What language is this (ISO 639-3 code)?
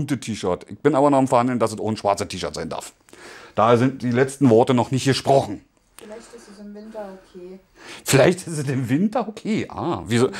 deu